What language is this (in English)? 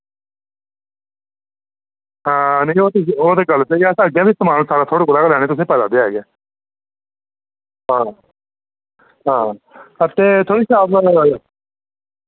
Dogri